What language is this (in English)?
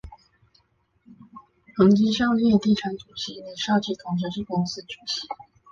Chinese